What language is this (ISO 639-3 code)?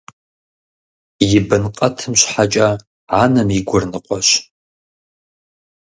kbd